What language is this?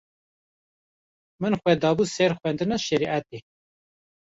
Kurdish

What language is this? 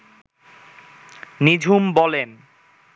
Bangla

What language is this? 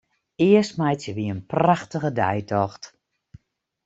Western Frisian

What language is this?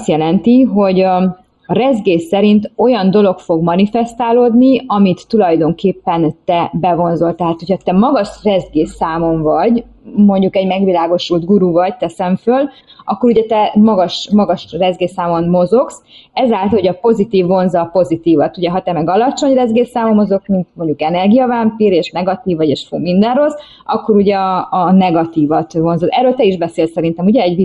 Hungarian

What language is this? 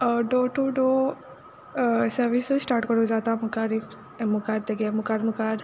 Konkani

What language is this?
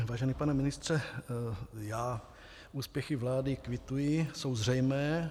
Czech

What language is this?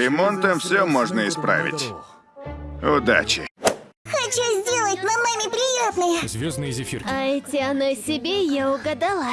Russian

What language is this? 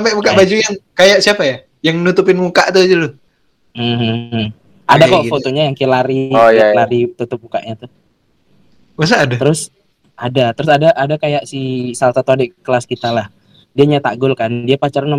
Indonesian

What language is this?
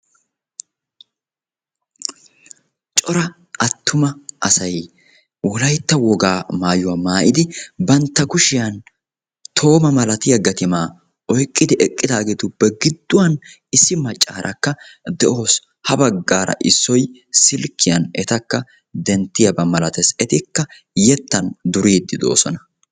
Wolaytta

